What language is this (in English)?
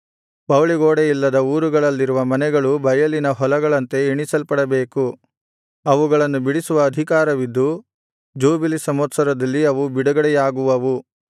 Kannada